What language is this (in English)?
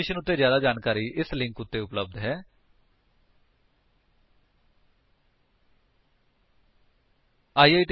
Punjabi